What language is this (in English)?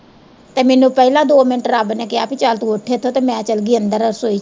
Punjabi